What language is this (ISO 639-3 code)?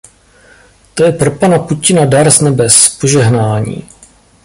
ces